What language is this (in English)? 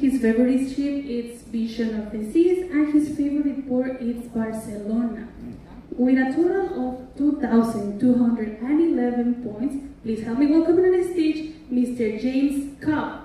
English